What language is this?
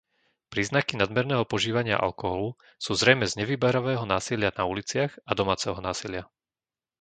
Slovak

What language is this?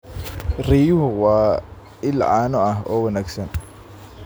Somali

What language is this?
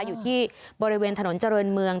Thai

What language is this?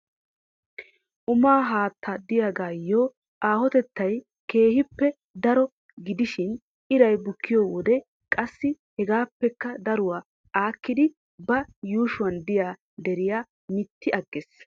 Wolaytta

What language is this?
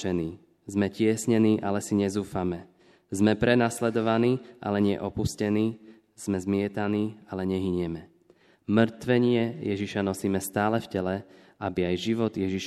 Slovak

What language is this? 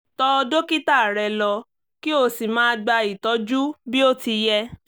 Yoruba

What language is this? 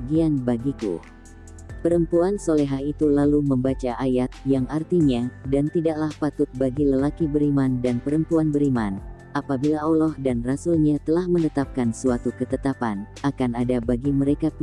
Indonesian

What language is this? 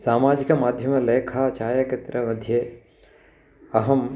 Sanskrit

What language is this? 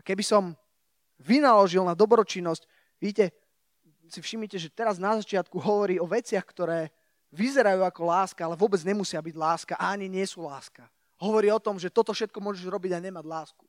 Slovak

